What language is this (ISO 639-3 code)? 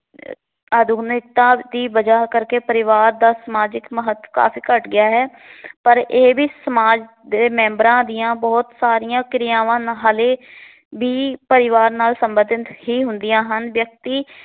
pan